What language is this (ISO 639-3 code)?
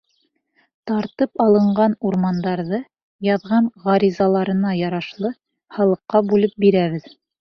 bak